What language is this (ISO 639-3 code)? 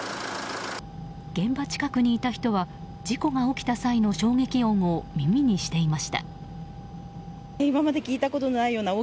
jpn